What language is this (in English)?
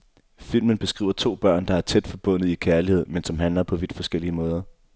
Danish